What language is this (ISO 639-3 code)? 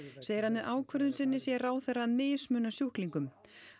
isl